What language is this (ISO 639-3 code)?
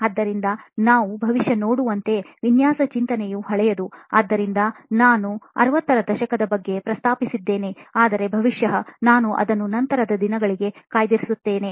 kan